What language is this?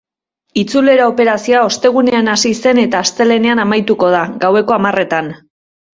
Basque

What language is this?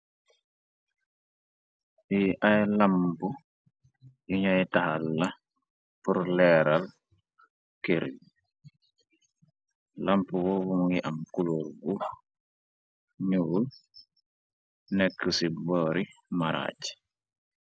Wolof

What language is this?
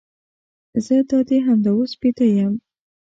Pashto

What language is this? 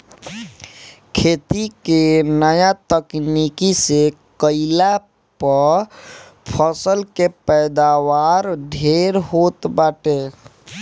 Bhojpuri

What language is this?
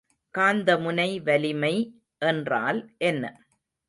Tamil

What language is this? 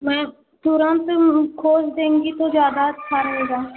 Hindi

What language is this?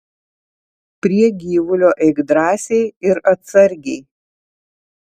Lithuanian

